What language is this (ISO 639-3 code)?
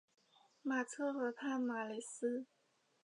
zho